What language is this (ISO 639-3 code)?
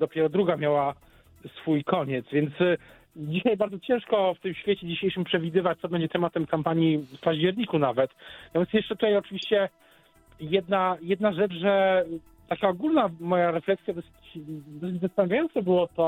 pol